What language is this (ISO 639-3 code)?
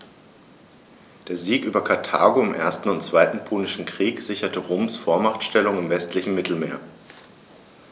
deu